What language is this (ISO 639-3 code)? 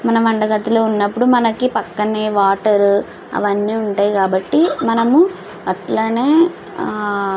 tel